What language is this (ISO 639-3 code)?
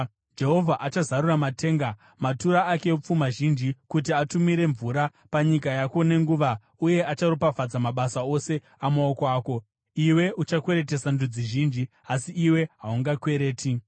sna